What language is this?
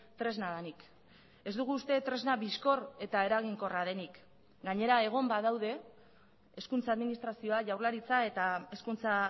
Basque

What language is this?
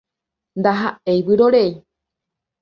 Guarani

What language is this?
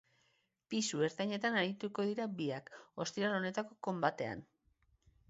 Basque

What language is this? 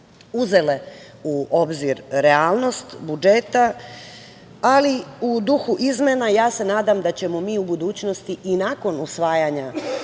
Serbian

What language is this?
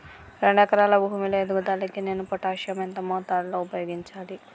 Telugu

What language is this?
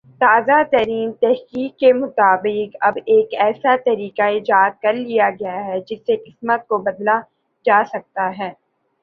Urdu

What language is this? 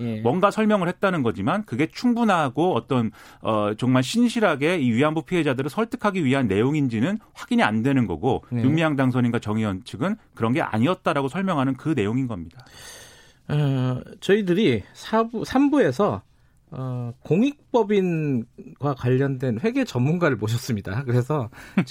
Korean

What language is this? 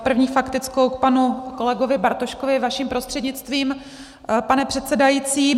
Czech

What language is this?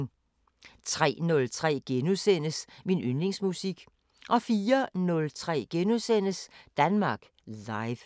Danish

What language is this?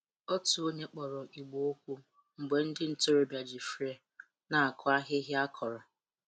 Igbo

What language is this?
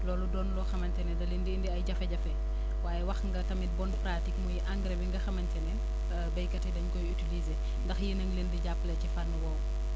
Wolof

